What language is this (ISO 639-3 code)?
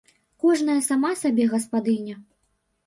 bel